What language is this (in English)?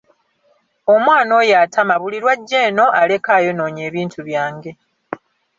Ganda